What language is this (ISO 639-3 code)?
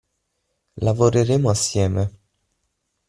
ita